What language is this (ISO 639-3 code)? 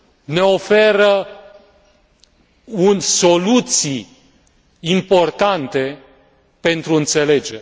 ron